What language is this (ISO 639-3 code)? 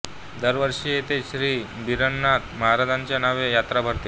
mar